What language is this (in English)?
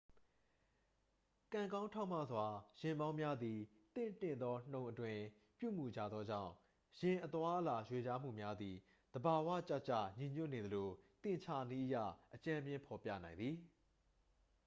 Burmese